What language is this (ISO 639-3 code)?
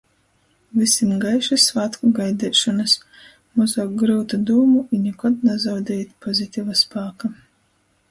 ltg